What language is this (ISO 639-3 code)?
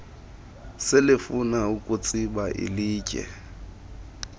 xho